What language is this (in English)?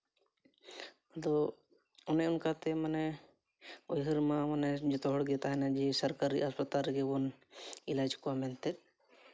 Santali